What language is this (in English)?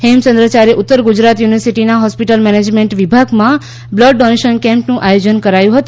Gujarati